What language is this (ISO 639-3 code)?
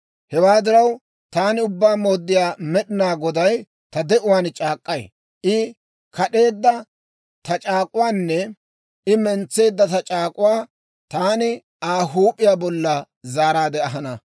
dwr